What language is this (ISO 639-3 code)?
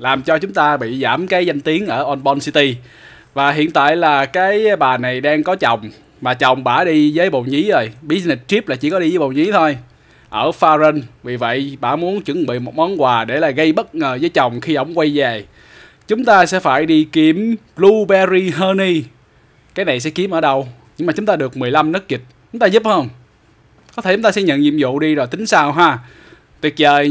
vie